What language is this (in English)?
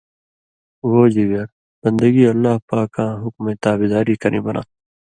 Indus Kohistani